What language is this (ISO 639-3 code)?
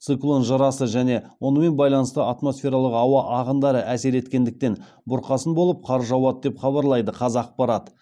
kaz